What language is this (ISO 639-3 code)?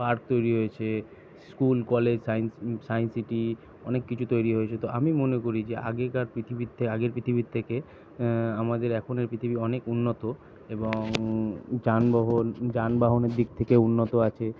ben